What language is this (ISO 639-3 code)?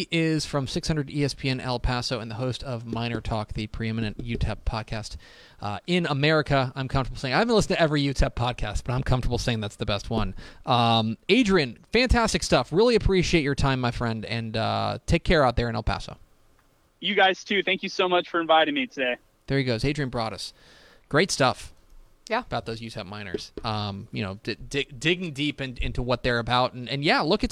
eng